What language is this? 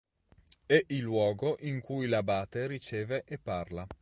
Italian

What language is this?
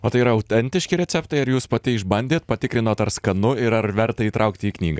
Lithuanian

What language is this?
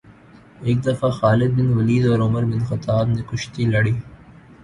Urdu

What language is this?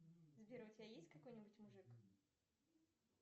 Russian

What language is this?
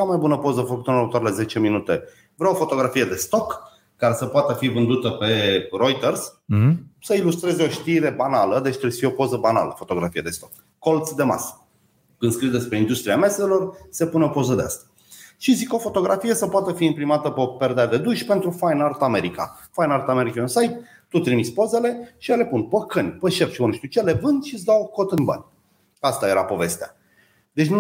Romanian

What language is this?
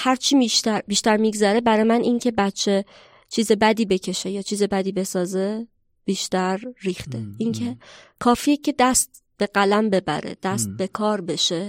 Persian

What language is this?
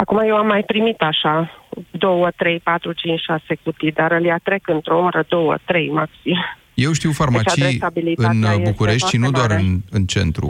Romanian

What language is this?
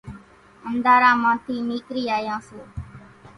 Kachi Koli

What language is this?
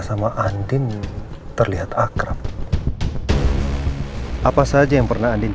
Indonesian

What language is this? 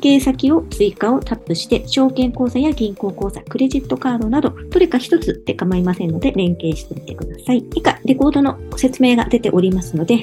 Japanese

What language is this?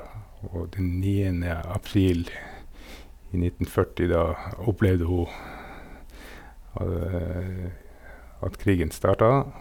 Norwegian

